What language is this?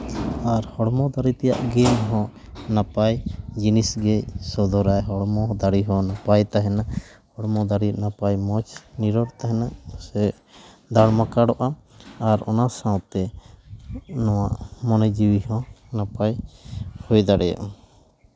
Santali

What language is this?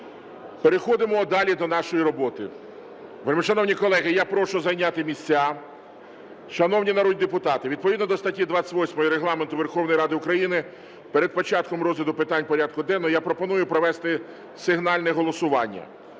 Ukrainian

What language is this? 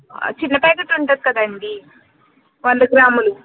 Telugu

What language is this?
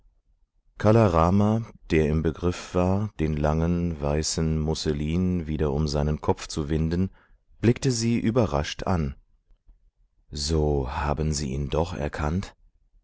German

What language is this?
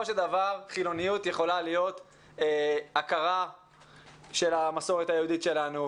Hebrew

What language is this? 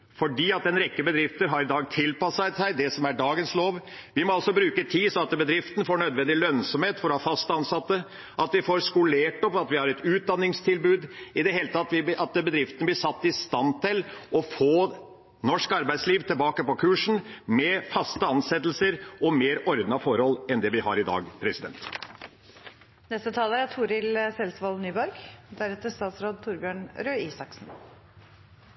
Norwegian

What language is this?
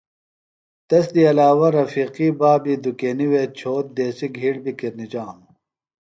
Phalura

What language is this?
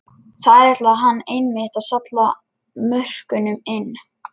Icelandic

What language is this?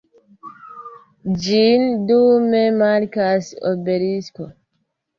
Esperanto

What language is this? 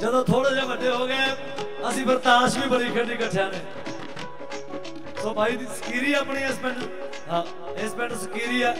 Punjabi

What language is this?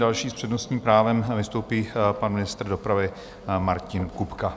Czech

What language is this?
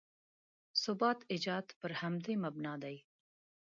Pashto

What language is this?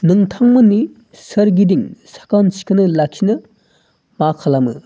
Bodo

